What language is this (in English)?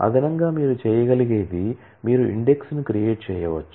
Telugu